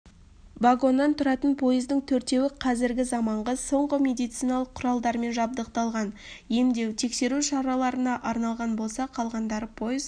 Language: Kazakh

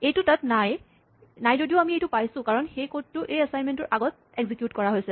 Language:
Assamese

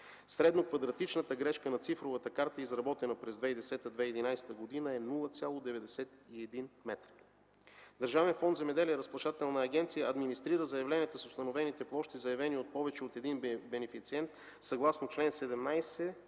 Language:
Bulgarian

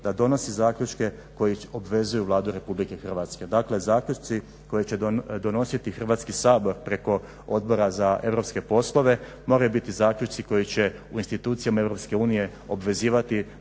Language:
Croatian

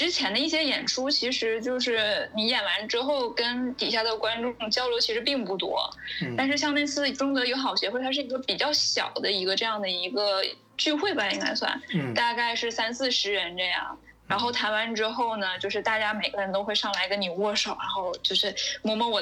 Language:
Chinese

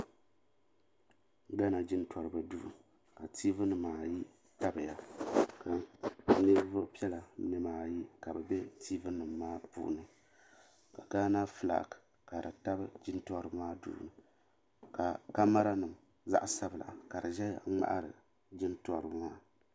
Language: Dagbani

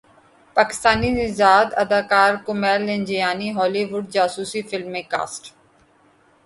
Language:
Urdu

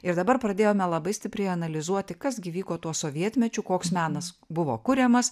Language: Lithuanian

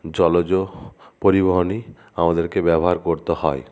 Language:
Bangla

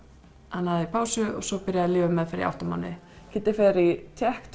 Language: Icelandic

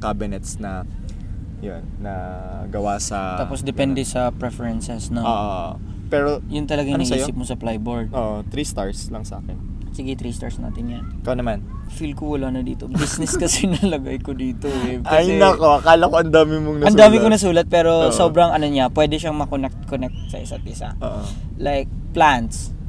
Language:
Filipino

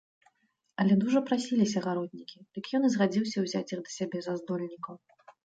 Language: Belarusian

